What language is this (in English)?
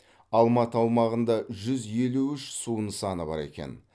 Kazakh